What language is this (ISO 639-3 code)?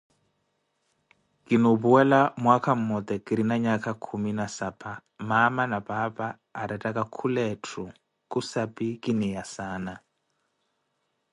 eko